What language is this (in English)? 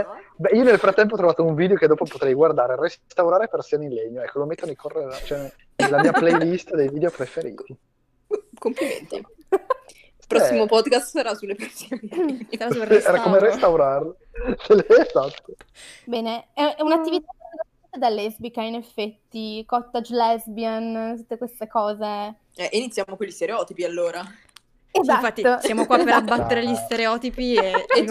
Italian